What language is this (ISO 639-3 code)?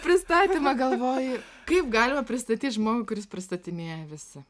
lit